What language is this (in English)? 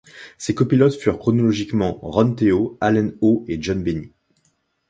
French